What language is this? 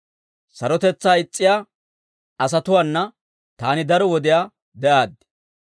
Dawro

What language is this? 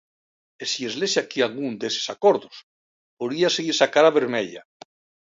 Galician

